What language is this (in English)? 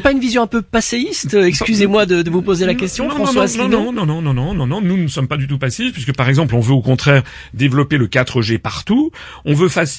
French